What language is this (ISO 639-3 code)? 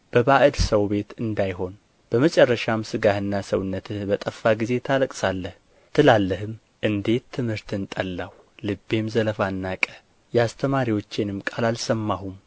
amh